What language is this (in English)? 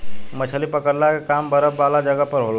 Bhojpuri